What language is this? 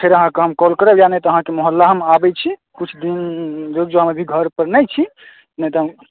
Maithili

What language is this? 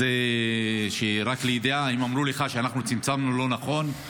Hebrew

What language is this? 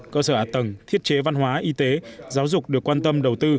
Vietnamese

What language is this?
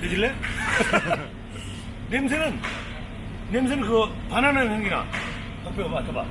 Korean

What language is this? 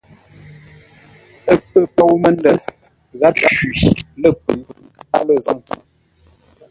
Ngombale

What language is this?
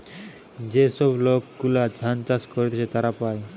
Bangla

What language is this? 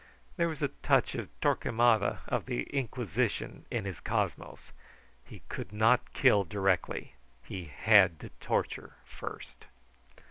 English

